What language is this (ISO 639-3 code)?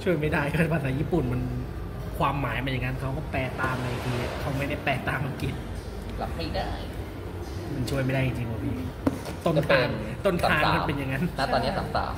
tha